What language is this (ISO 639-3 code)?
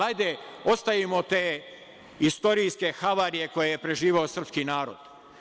srp